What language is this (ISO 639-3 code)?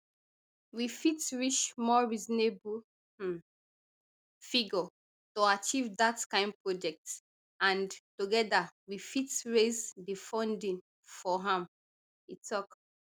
pcm